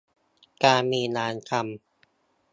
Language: Thai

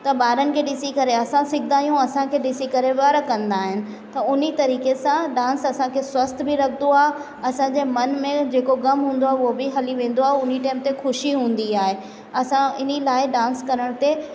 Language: Sindhi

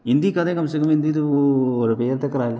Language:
Dogri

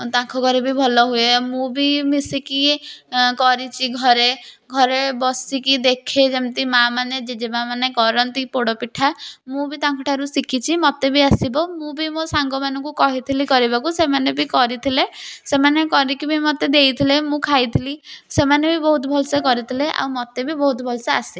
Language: Odia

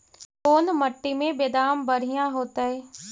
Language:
Magahi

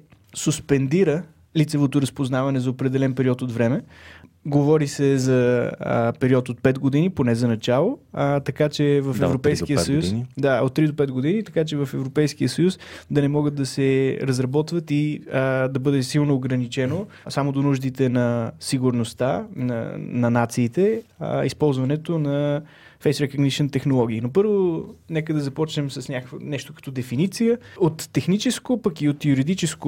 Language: Bulgarian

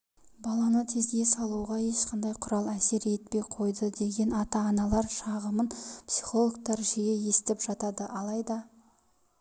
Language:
Kazakh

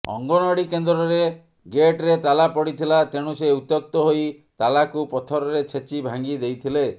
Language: Odia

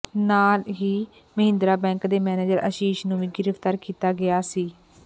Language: Punjabi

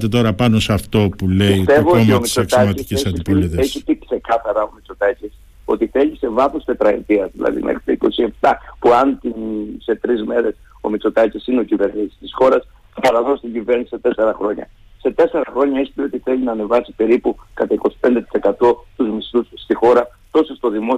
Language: Greek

